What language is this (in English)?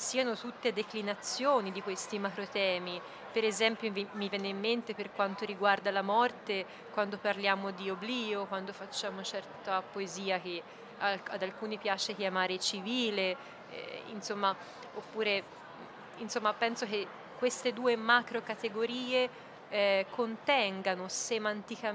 Italian